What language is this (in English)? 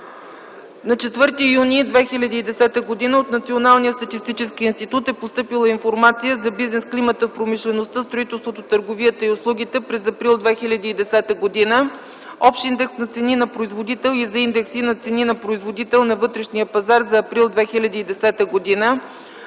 Bulgarian